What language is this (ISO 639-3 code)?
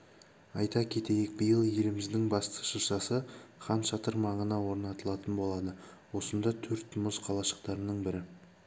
kaz